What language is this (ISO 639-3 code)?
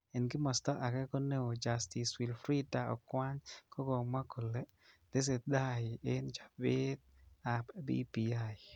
kln